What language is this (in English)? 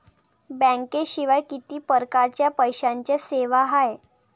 Marathi